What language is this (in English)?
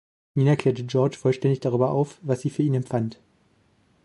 German